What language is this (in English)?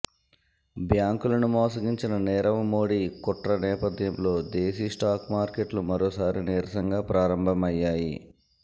Telugu